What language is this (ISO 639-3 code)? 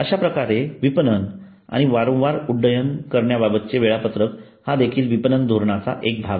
mar